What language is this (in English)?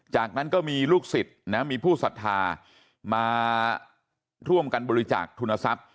Thai